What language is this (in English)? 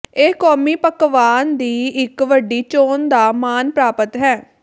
Punjabi